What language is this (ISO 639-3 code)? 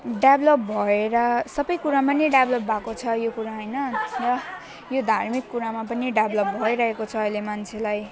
nep